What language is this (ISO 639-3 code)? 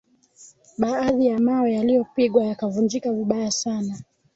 swa